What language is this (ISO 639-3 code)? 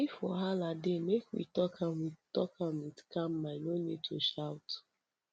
pcm